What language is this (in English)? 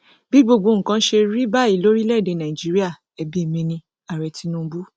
Yoruba